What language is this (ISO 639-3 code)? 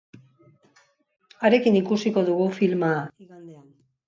eus